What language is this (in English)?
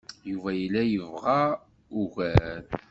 Kabyle